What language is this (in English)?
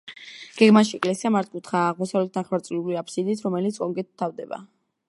Georgian